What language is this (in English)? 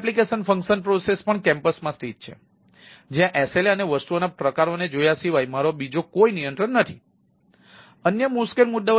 Gujarati